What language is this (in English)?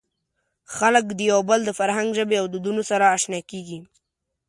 Pashto